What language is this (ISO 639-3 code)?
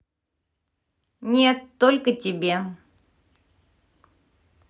rus